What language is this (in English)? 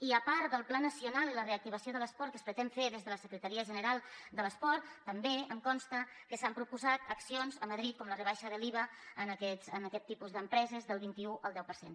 Catalan